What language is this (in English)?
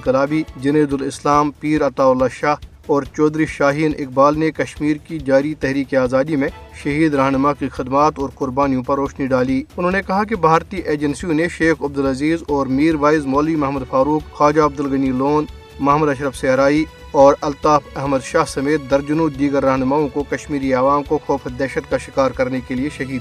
Urdu